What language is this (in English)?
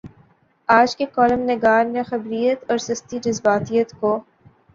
Urdu